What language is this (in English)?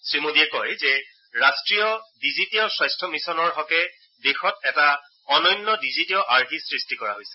Assamese